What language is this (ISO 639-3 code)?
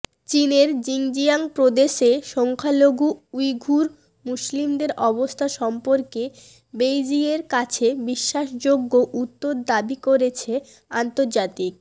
ben